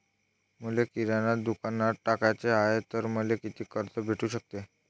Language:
Marathi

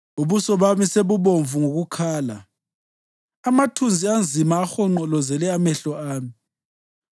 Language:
North Ndebele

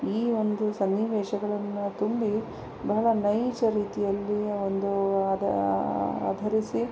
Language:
Kannada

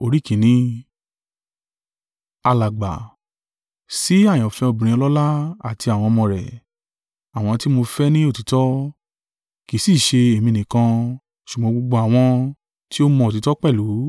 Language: Yoruba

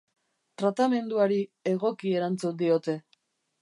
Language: Basque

